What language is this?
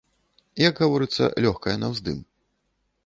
Belarusian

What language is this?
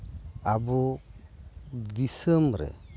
Santali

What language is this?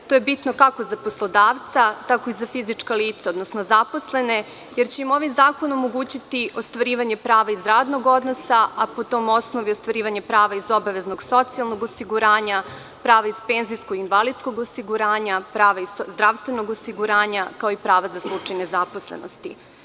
Serbian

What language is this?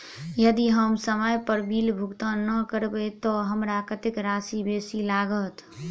Maithili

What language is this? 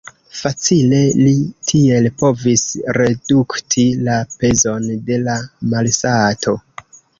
Esperanto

